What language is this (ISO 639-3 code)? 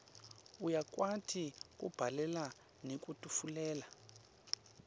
ssw